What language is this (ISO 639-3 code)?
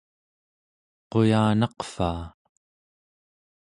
esu